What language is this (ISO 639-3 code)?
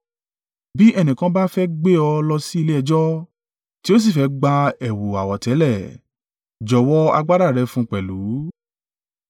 yor